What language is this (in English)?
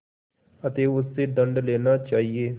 Hindi